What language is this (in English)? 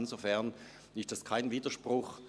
Swiss German